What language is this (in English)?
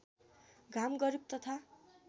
Nepali